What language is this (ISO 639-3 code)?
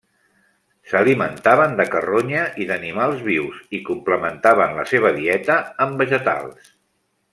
cat